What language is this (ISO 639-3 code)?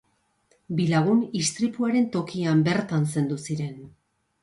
eus